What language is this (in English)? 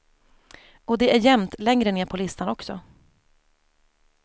Swedish